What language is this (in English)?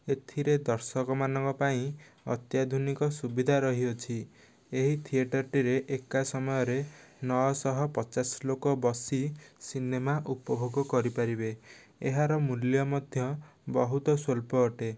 Odia